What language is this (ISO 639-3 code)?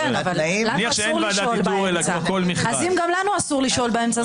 heb